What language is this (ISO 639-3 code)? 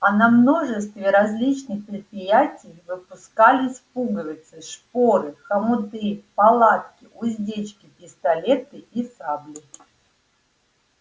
rus